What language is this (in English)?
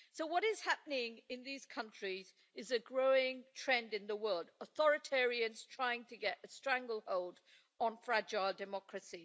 English